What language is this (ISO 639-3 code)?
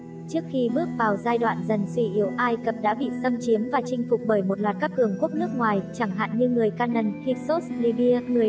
vie